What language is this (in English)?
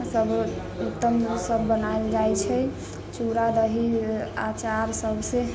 Maithili